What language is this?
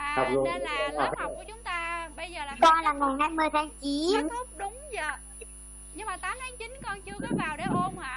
Vietnamese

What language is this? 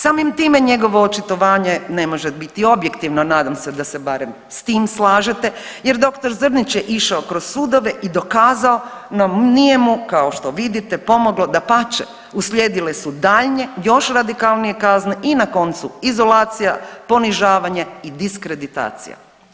Croatian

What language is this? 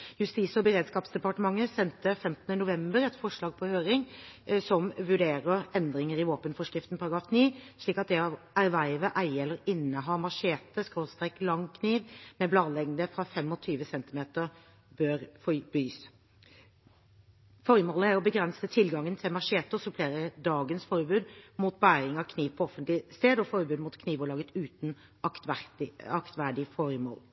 Norwegian Bokmål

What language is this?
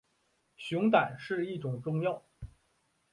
Chinese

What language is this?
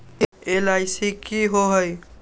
Magahi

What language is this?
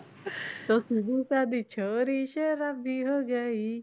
Punjabi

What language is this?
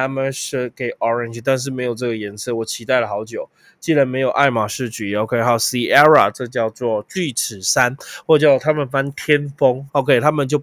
Chinese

